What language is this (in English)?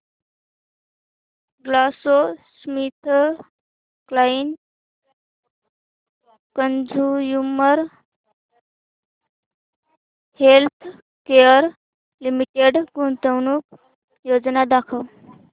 Marathi